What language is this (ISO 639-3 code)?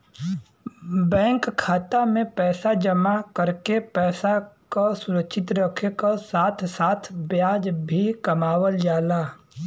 bho